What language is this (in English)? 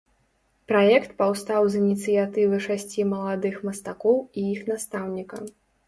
Belarusian